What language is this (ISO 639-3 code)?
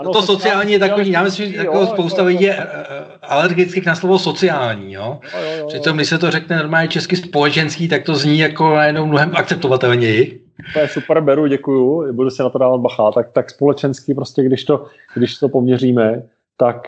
ces